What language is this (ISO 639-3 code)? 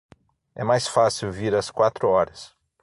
por